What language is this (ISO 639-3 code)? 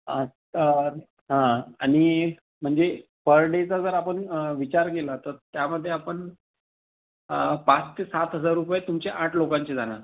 mar